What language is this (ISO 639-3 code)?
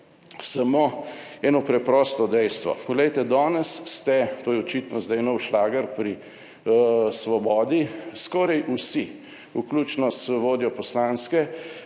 slv